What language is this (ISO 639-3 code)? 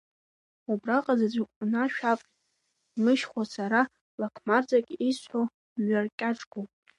abk